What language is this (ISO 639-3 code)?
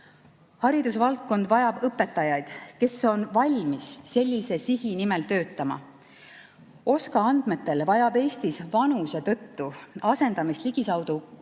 est